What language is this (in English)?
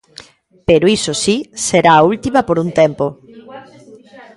Galician